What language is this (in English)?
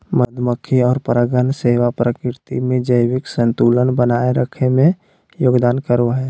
Magahi